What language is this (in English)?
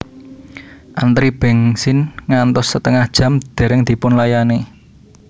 Javanese